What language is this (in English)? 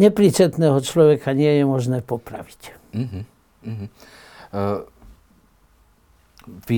Slovak